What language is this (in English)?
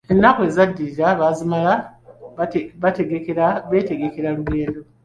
Ganda